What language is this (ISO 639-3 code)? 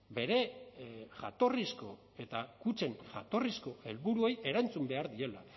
eus